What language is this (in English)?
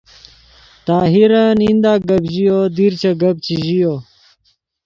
Yidgha